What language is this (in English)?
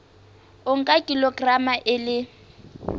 Southern Sotho